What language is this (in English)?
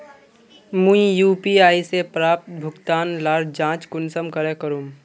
Magahi